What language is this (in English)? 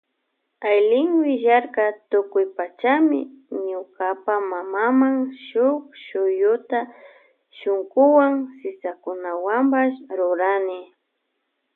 Loja Highland Quichua